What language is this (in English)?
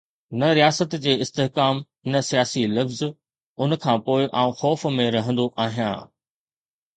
Sindhi